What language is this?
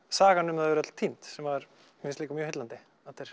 Icelandic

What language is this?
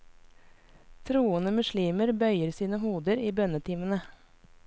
Norwegian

